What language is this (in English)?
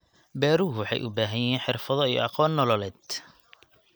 Somali